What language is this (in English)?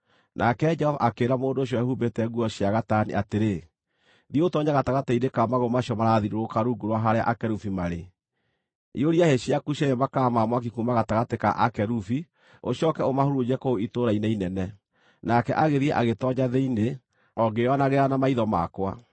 Kikuyu